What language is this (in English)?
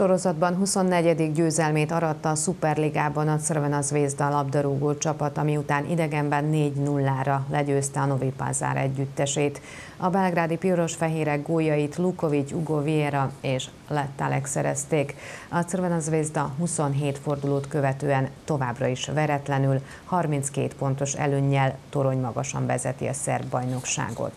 Hungarian